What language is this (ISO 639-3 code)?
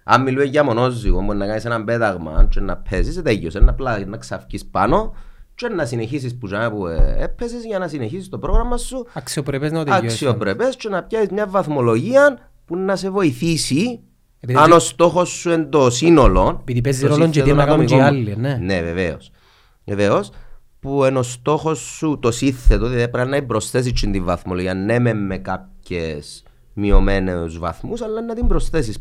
ell